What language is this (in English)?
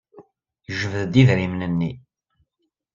Kabyle